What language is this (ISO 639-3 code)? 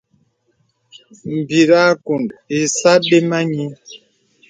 beb